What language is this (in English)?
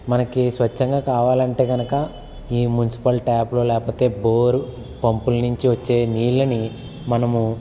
Telugu